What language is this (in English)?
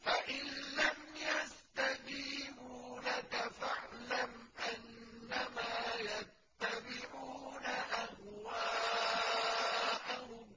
Arabic